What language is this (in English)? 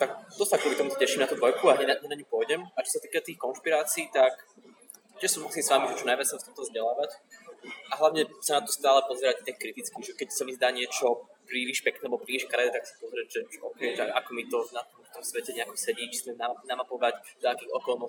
Slovak